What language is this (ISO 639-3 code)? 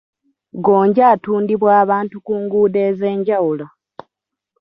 lug